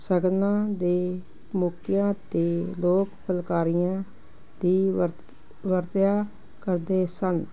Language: Punjabi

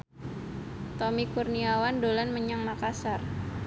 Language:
Javanese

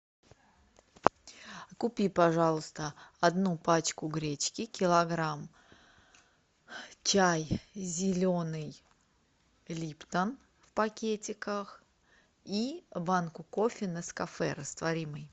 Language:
Russian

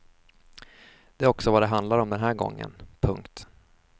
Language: Swedish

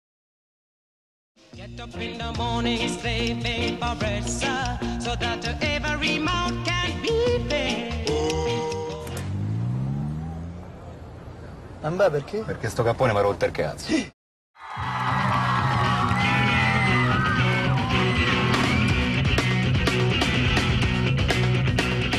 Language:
Spanish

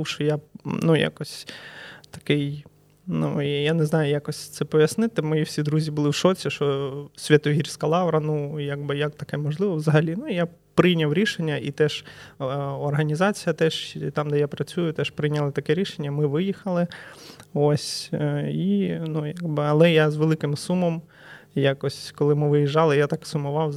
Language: Ukrainian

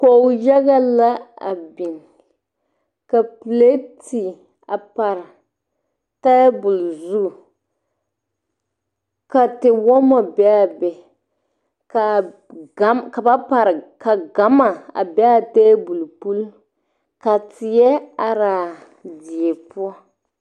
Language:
Southern Dagaare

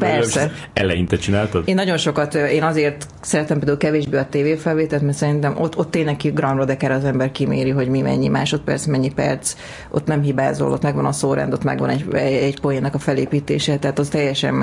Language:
Hungarian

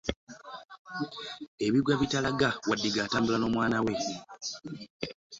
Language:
Ganda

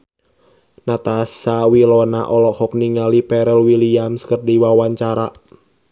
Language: Sundanese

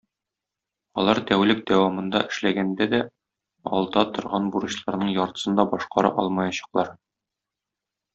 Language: Tatar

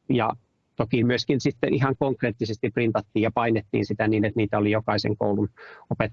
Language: Finnish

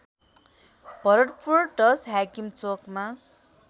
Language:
Nepali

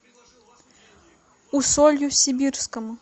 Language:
Russian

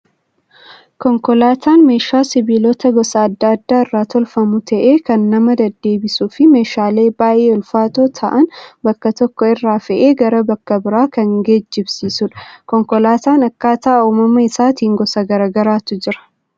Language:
Oromo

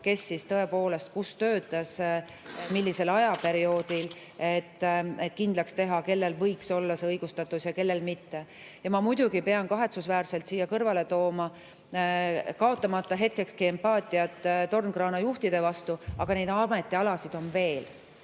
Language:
Estonian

